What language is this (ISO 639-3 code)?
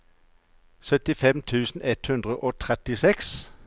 nor